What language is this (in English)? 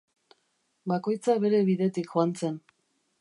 Basque